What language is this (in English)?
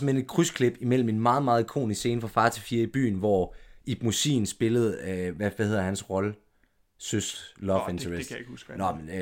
Danish